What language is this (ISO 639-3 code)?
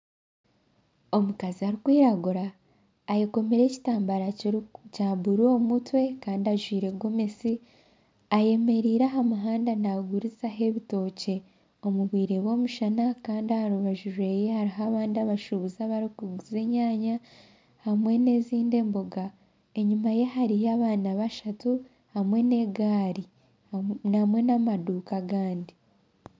nyn